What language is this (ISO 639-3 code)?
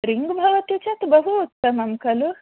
san